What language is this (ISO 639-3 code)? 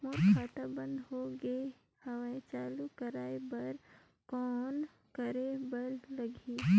hne